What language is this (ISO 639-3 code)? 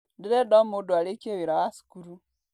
kik